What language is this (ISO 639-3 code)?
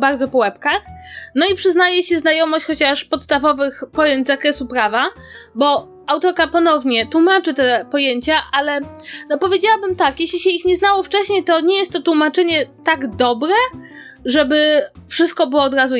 pol